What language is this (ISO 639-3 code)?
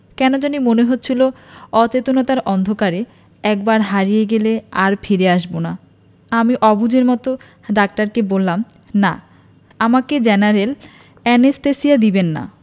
ben